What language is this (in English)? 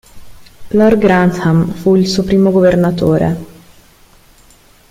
Italian